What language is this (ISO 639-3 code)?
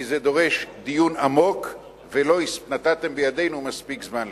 heb